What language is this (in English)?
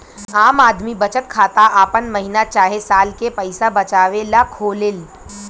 Bhojpuri